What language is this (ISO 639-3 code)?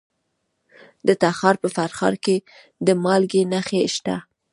pus